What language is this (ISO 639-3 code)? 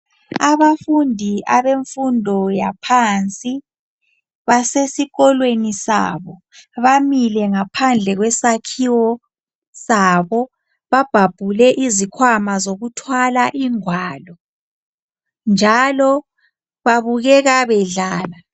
nde